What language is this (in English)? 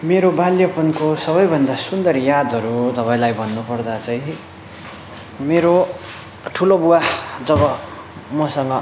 Nepali